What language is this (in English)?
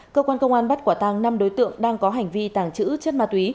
Vietnamese